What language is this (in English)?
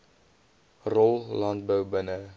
Afrikaans